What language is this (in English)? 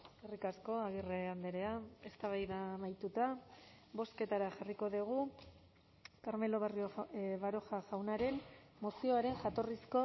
Basque